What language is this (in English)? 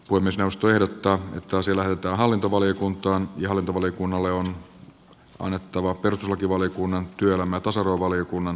Finnish